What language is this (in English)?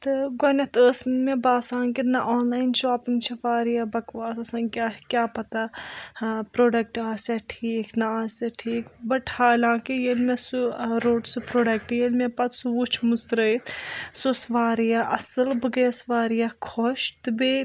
Kashmiri